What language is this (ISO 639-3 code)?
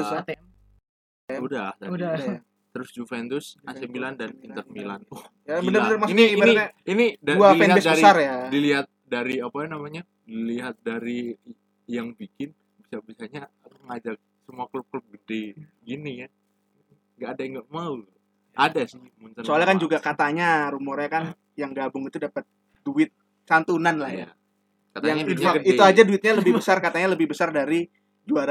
ind